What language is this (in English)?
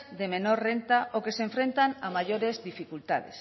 Spanish